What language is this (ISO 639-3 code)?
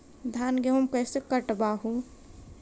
mag